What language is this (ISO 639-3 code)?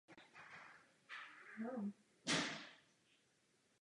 ces